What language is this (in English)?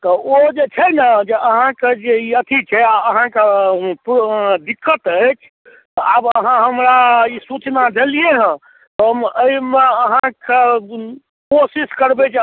Maithili